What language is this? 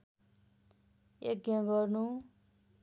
Nepali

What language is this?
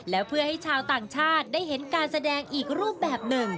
Thai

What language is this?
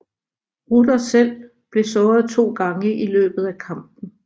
Danish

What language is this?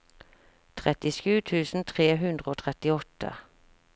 Norwegian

